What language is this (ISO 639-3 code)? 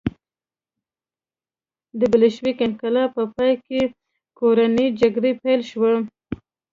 pus